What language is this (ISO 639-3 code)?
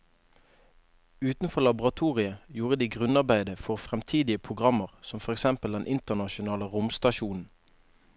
nor